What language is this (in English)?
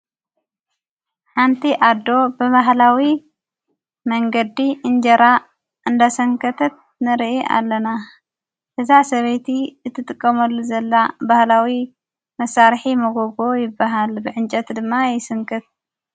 Tigrinya